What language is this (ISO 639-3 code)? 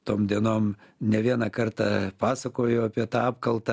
lit